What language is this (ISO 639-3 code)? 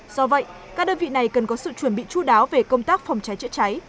vie